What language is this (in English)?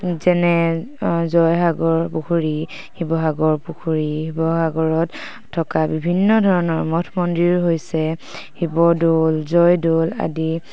Assamese